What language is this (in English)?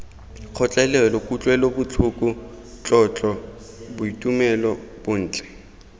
Tswana